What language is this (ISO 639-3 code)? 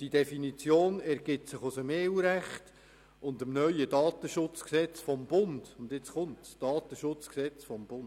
gsw